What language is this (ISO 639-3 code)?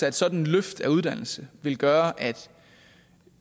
dan